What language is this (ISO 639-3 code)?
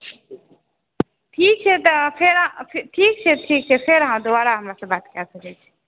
mai